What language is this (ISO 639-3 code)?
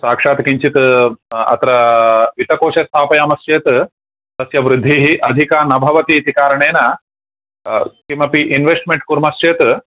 san